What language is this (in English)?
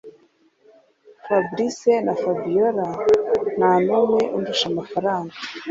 Kinyarwanda